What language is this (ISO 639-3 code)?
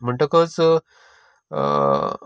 kok